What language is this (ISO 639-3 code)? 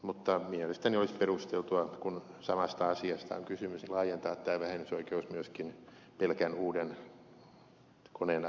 fin